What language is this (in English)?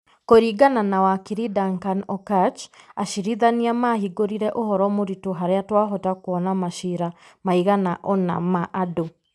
Kikuyu